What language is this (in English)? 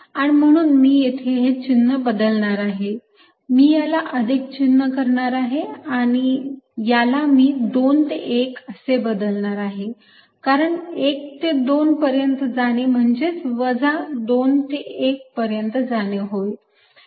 Marathi